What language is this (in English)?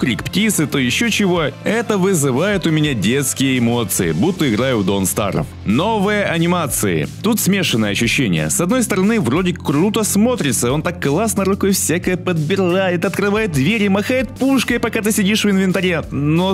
Russian